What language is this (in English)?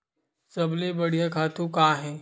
Chhattisgarhi